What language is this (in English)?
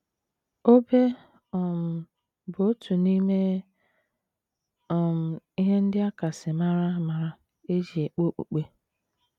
Igbo